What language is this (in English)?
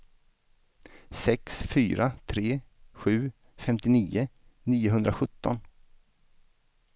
Swedish